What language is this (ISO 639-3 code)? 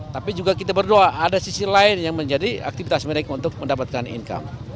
ind